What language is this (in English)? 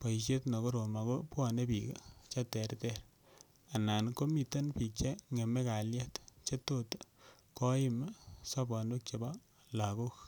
Kalenjin